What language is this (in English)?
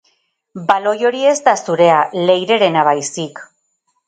Basque